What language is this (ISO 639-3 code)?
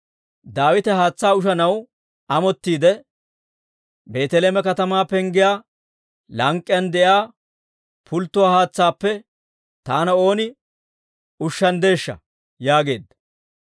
dwr